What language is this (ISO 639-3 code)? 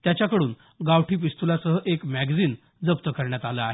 mar